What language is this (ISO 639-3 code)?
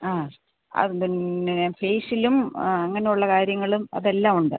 mal